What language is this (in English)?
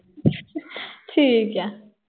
Punjabi